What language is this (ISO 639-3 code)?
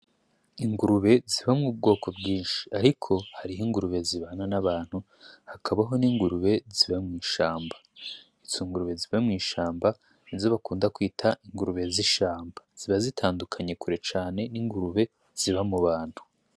run